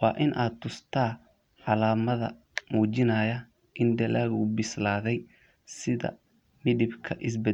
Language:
Somali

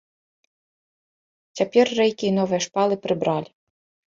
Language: Belarusian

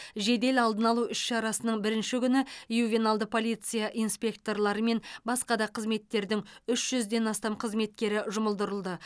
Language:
Kazakh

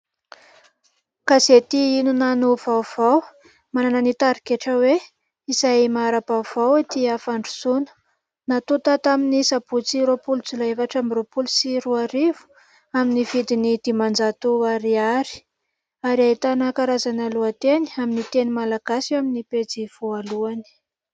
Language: Malagasy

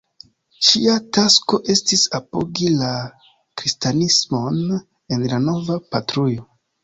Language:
Esperanto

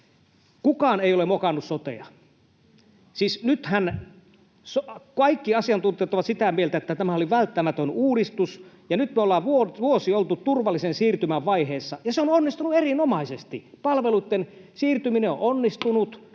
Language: Finnish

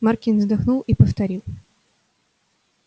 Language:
Russian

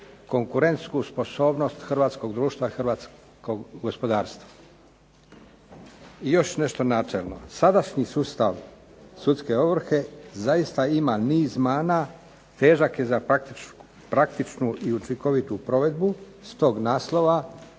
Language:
Croatian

